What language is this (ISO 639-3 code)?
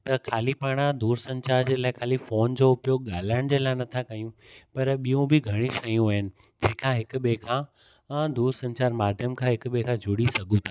snd